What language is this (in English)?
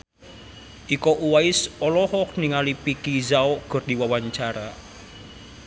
Sundanese